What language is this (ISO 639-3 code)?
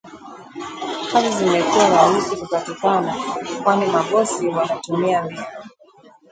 swa